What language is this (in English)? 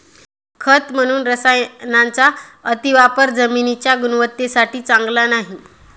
Marathi